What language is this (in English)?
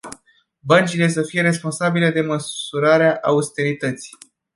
Romanian